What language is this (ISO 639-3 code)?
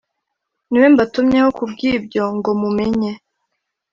kin